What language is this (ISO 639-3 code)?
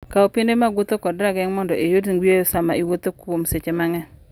luo